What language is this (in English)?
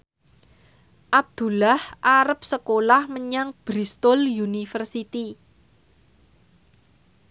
Javanese